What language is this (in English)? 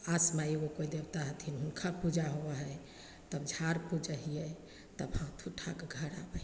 Maithili